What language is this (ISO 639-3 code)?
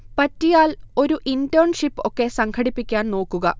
mal